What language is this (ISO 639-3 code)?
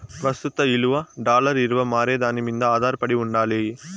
tel